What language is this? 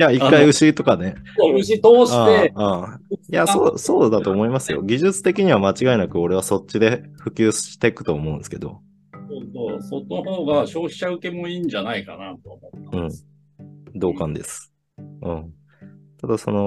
Japanese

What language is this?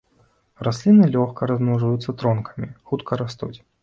Belarusian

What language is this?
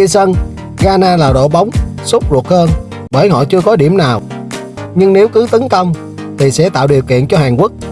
Vietnamese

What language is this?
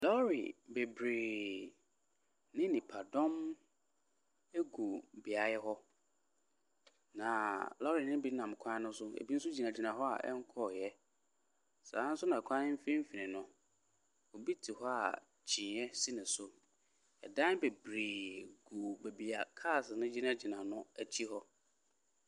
Akan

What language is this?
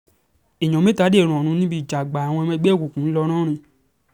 Yoruba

